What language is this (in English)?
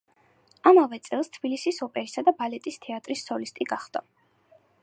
Georgian